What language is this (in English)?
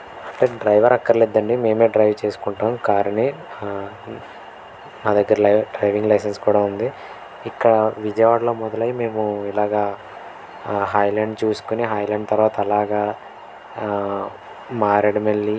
Telugu